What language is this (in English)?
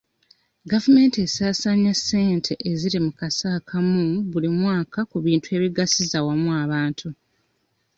Ganda